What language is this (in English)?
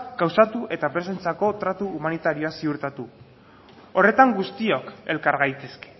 Basque